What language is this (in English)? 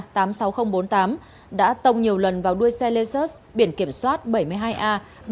Vietnamese